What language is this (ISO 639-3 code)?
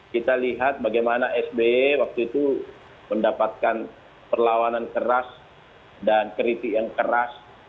ind